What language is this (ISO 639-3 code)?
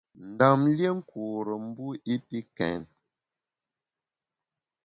bax